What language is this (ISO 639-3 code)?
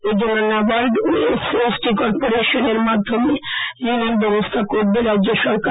ben